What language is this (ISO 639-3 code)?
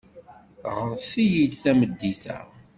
kab